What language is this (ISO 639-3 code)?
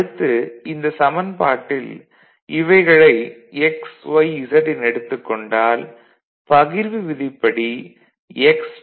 tam